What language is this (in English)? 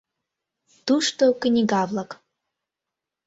Mari